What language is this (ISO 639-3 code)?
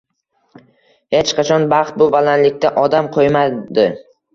uzb